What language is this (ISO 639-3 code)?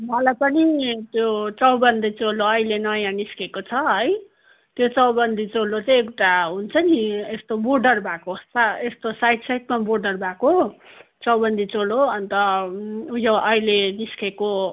nep